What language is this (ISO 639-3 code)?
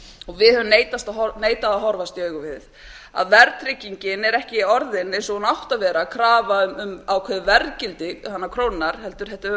isl